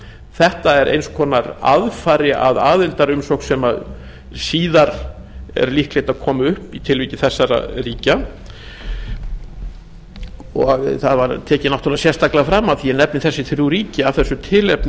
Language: Icelandic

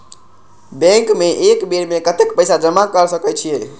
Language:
Maithili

